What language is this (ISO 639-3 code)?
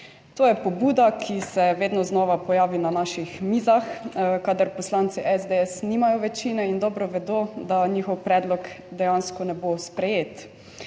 slv